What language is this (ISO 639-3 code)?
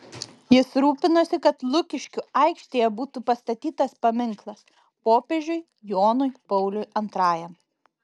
lit